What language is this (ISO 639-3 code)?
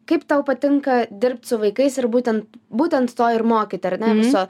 lit